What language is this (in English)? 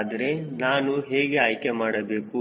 Kannada